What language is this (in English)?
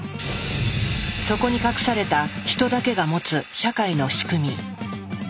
Japanese